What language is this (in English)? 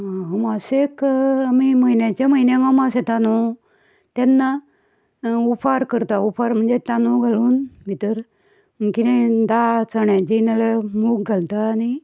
Konkani